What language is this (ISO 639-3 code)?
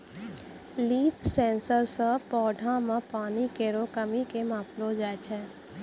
mai